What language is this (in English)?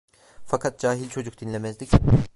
Turkish